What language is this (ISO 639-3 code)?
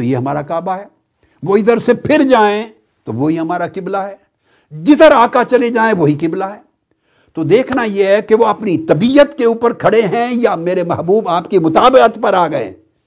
urd